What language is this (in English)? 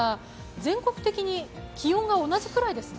Japanese